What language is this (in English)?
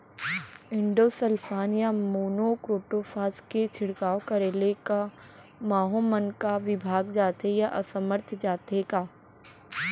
Chhattisgarhi